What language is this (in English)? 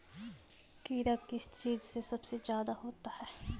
Magahi